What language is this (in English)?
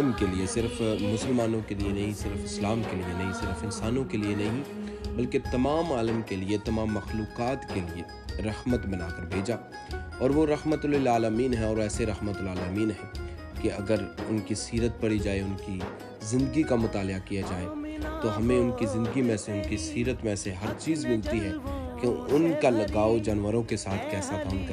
Urdu